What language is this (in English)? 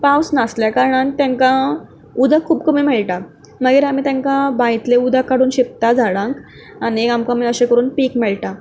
Konkani